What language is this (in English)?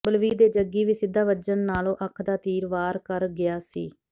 Punjabi